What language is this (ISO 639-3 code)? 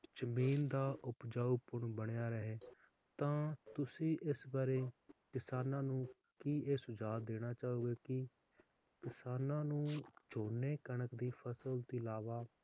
pan